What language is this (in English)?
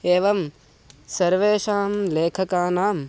Sanskrit